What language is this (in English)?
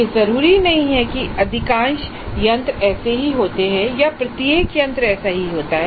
Hindi